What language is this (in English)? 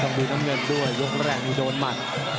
Thai